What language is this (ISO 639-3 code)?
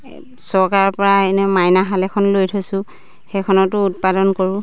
asm